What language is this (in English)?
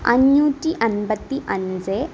Malayalam